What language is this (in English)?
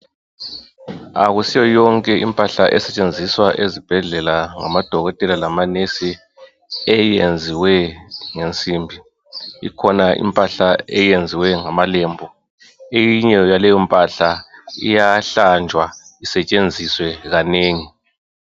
North Ndebele